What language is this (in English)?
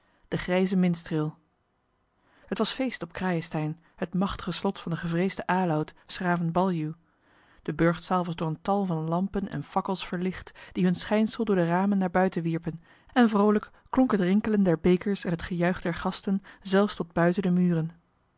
Dutch